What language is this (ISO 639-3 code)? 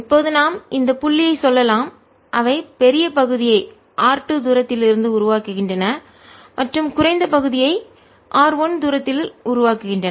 tam